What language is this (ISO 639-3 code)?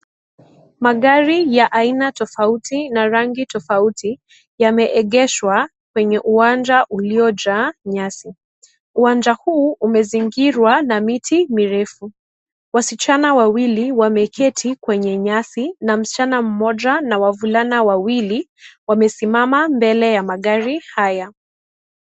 swa